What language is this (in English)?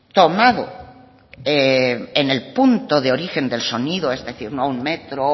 Spanish